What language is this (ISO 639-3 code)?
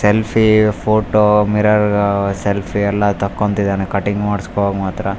kan